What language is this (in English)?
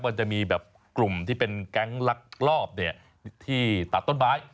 Thai